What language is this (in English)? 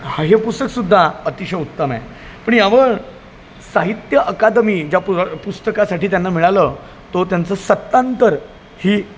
Marathi